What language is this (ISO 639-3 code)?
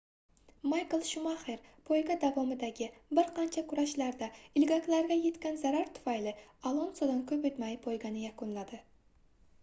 uzb